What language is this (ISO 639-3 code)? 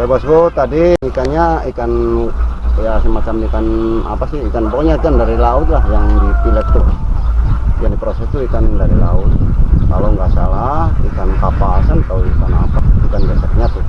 ind